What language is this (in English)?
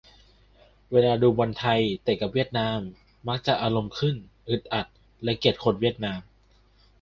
Thai